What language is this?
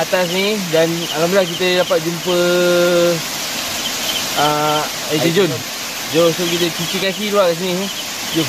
Malay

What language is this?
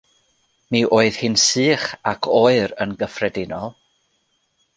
Welsh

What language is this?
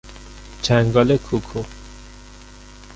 Persian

